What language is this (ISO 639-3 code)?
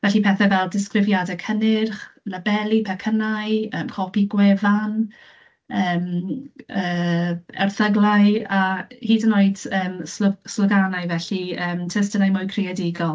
cym